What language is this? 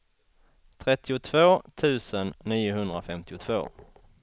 Swedish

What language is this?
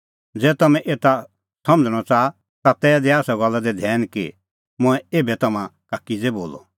Kullu Pahari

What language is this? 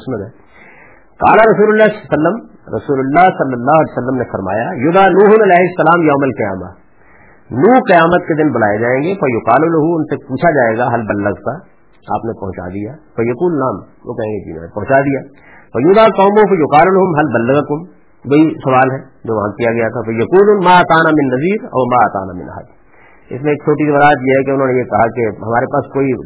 Urdu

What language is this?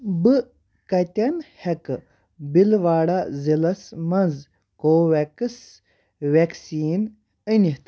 Kashmiri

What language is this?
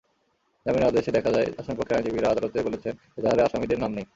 Bangla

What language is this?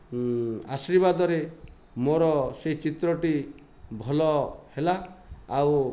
Odia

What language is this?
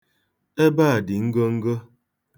Igbo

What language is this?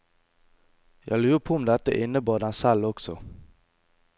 Norwegian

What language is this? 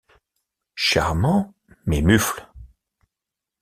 French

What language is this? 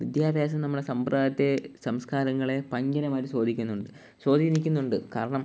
Malayalam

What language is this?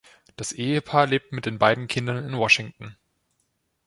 German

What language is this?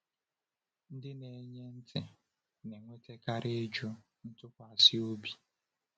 Igbo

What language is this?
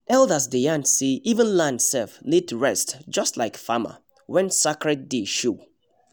Nigerian Pidgin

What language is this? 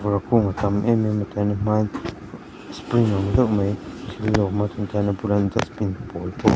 Mizo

